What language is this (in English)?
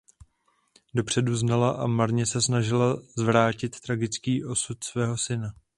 Czech